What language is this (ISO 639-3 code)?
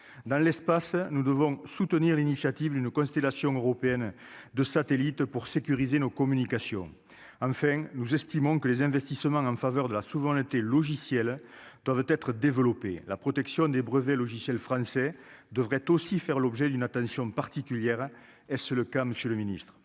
fra